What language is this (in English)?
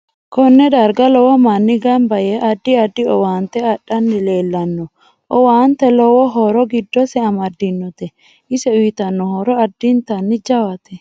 Sidamo